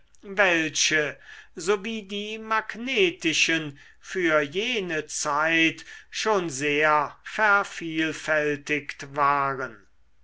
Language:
German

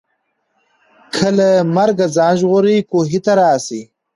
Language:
Pashto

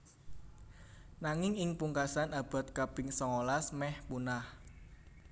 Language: Javanese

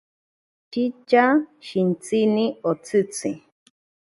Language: Ashéninka Perené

